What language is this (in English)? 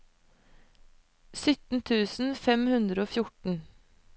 Norwegian